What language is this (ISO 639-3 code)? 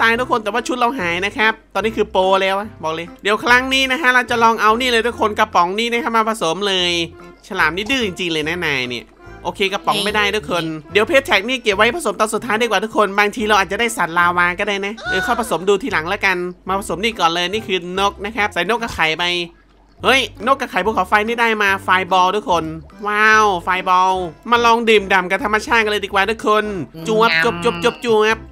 tha